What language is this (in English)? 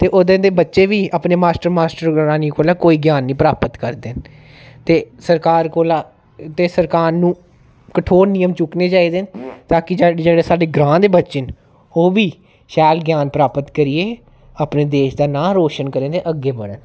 Dogri